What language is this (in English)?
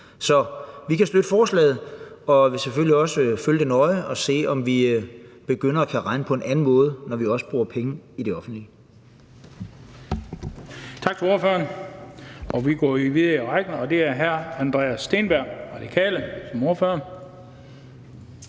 Danish